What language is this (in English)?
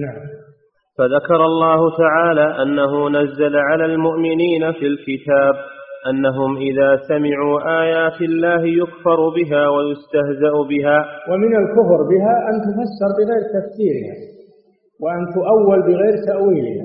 Arabic